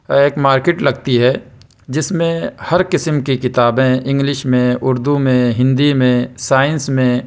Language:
Urdu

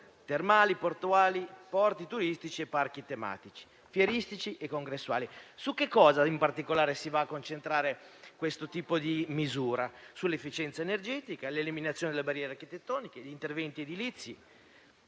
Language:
Italian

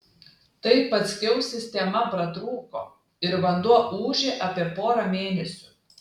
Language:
Lithuanian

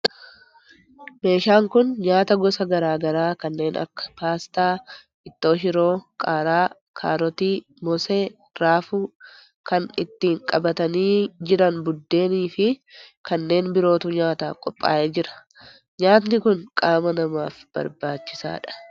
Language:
Oromo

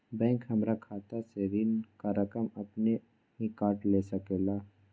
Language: Magahi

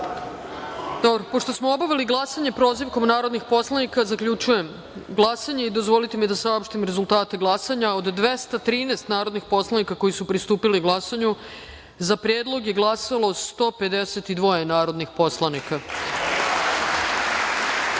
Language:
Serbian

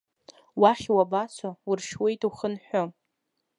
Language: Abkhazian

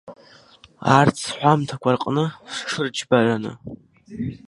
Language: Abkhazian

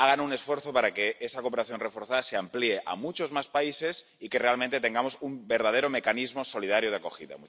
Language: Spanish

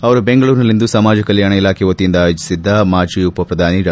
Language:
Kannada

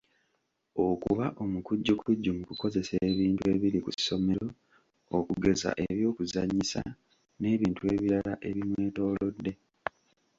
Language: Ganda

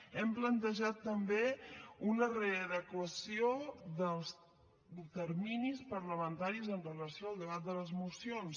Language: Catalan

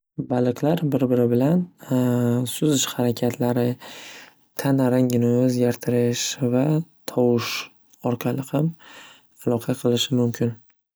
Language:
Uzbek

